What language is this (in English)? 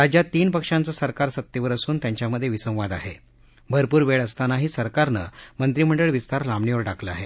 Marathi